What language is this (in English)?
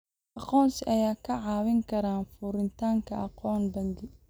Somali